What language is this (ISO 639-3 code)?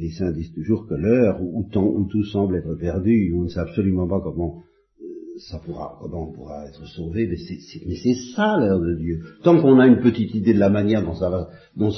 fra